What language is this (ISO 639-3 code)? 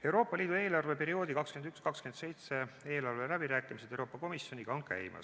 est